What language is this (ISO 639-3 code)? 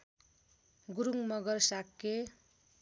nep